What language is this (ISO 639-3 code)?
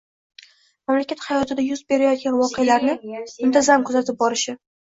uzb